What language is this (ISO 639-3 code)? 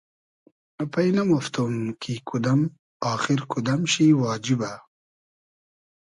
haz